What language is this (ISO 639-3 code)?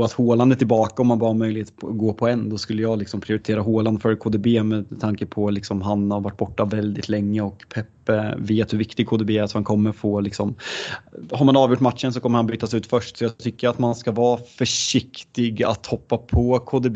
swe